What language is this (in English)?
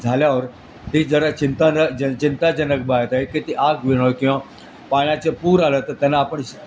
Marathi